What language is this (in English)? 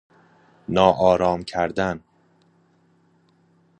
Persian